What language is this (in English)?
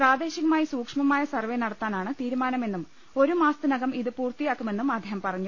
Malayalam